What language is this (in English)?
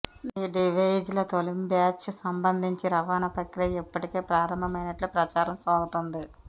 Telugu